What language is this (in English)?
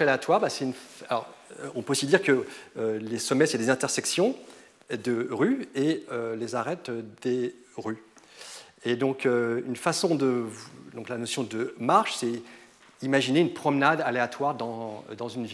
French